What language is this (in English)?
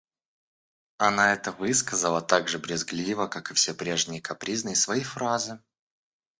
Russian